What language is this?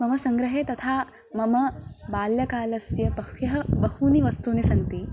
Sanskrit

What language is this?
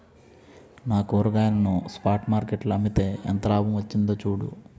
Telugu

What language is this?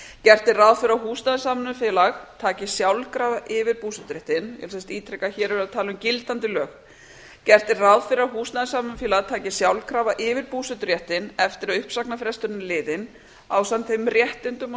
Icelandic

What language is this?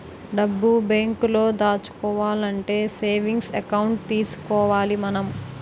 Telugu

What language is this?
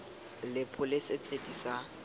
Tswana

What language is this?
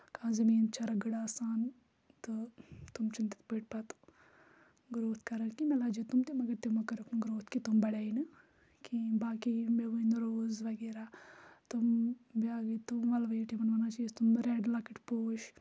Kashmiri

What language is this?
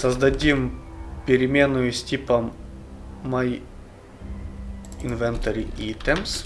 Russian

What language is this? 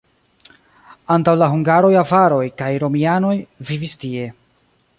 Esperanto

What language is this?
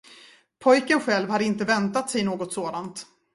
Swedish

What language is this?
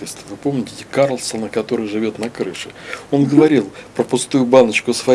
Russian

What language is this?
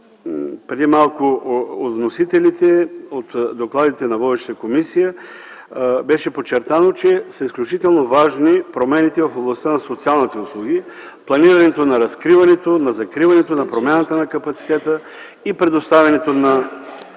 Bulgarian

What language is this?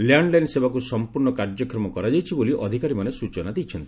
Odia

